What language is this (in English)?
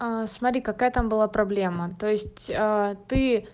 Russian